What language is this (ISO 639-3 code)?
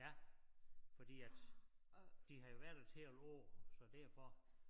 dan